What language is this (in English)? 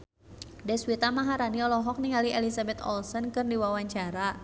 Sundanese